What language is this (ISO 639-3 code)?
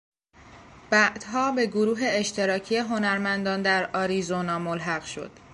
fas